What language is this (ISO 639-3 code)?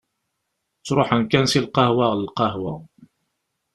kab